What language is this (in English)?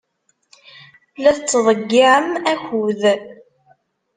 Kabyle